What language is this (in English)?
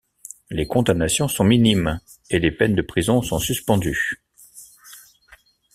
French